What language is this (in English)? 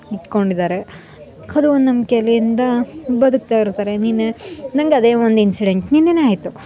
Kannada